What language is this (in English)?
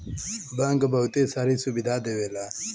Bhojpuri